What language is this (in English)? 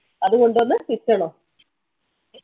Malayalam